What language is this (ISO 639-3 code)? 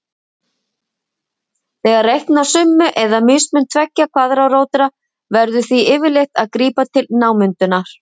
isl